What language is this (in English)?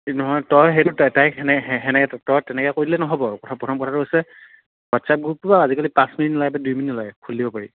Assamese